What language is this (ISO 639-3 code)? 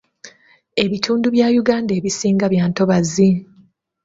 lug